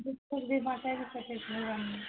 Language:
Maithili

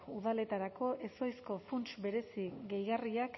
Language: Basque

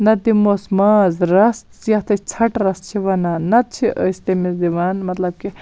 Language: Kashmiri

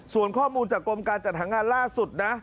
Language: Thai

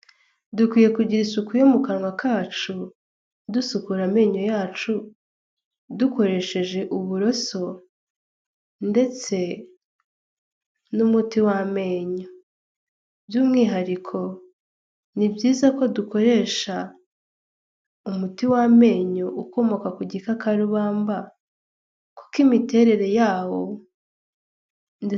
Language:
Kinyarwanda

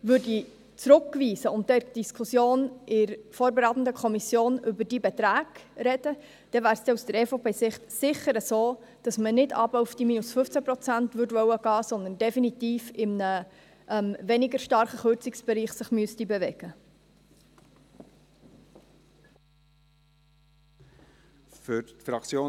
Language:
Swiss German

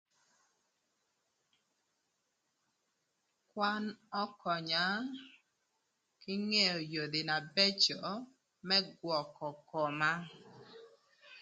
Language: Thur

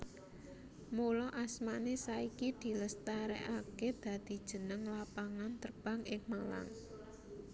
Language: Javanese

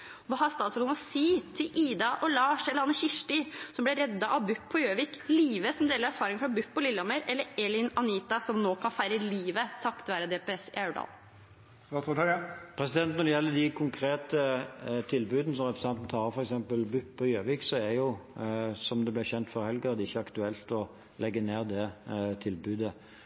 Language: Norwegian Bokmål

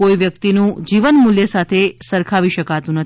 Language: Gujarati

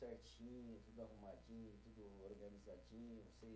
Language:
Portuguese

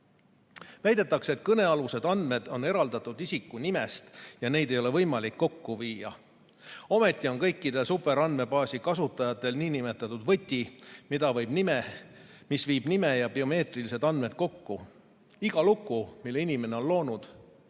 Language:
Estonian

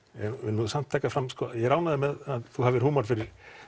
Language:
Icelandic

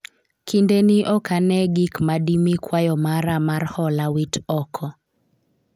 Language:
Luo (Kenya and Tanzania)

